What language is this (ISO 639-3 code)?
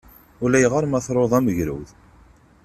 kab